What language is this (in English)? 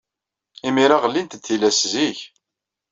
Kabyle